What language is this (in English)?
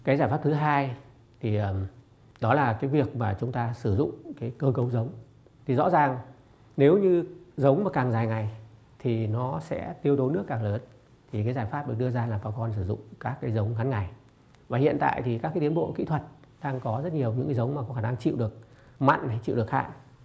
Vietnamese